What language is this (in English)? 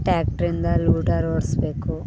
Kannada